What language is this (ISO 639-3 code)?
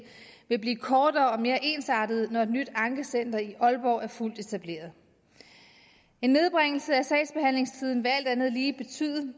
dan